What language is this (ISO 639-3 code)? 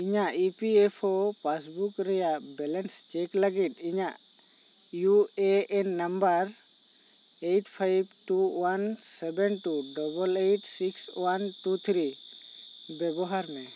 sat